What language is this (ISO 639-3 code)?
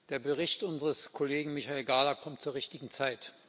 deu